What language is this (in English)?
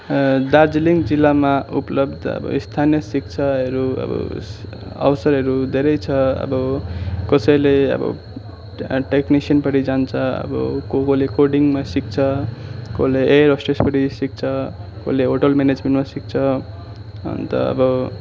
Nepali